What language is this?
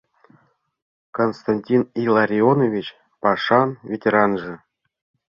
Mari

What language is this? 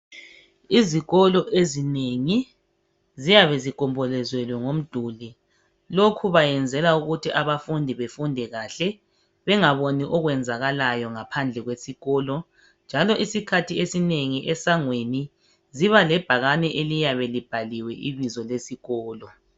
North Ndebele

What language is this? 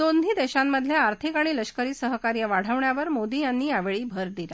Marathi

